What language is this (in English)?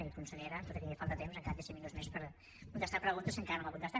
Catalan